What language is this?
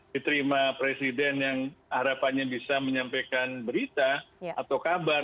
Indonesian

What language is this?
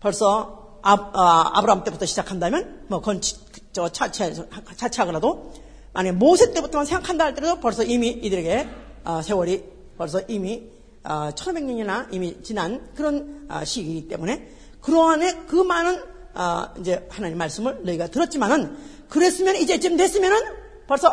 Korean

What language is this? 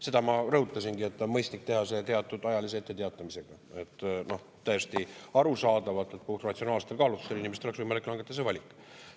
Estonian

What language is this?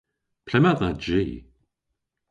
Cornish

